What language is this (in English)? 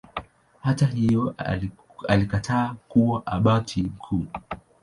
Swahili